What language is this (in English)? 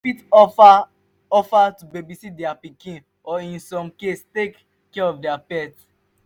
Nigerian Pidgin